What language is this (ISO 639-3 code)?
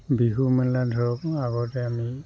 asm